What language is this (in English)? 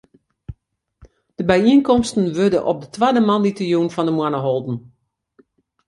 Western Frisian